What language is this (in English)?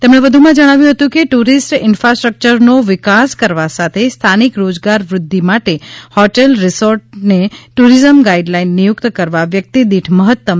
Gujarati